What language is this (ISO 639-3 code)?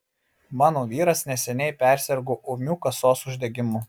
lit